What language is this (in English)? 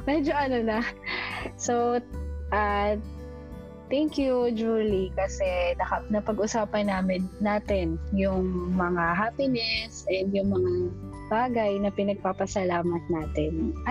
Filipino